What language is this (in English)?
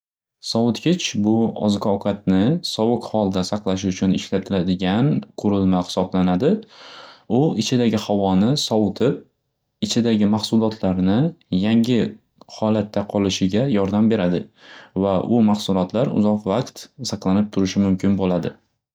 Uzbek